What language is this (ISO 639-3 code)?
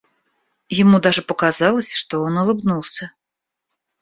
rus